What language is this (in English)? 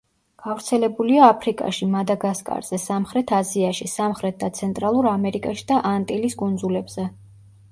Georgian